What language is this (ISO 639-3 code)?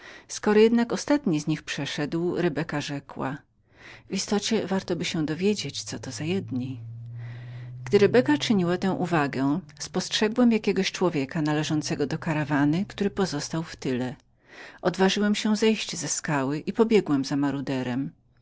pol